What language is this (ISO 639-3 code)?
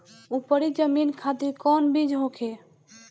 bho